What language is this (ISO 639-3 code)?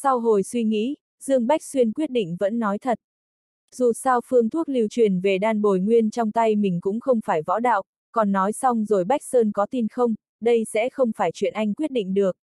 vie